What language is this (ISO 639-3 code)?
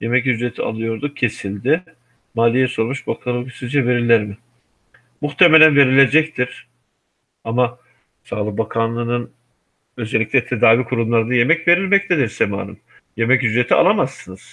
tur